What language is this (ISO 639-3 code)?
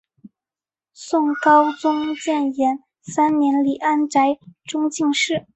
zho